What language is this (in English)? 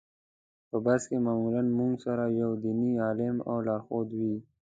Pashto